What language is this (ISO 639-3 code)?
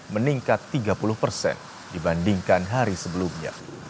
ind